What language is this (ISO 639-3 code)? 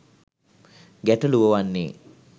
sin